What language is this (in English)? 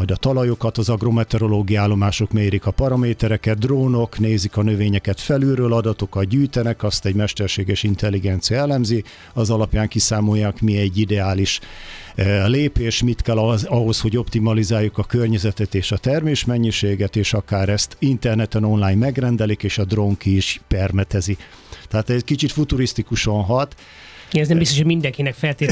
Hungarian